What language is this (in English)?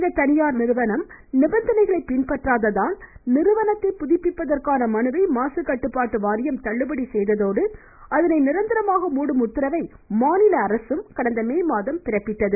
Tamil